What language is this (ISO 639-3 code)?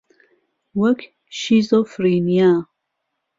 ckb